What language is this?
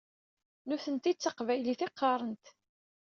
Kabyle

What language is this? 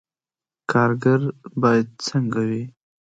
Pashto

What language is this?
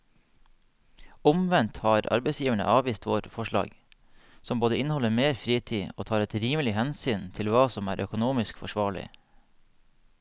Norwegian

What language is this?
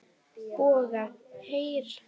Icelandic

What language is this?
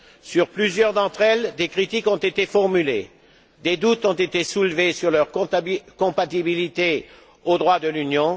French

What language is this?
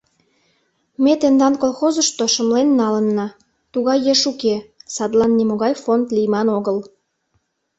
Mari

